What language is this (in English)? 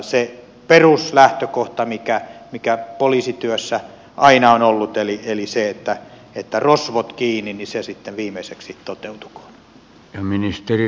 Finnish